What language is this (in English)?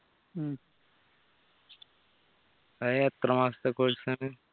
Malayalam